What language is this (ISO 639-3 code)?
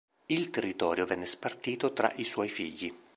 ita